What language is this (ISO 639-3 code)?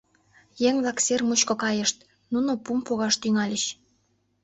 chm